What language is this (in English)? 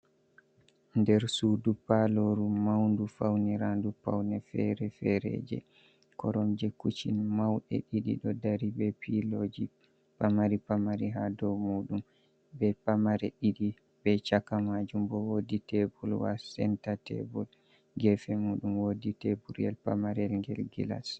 Fula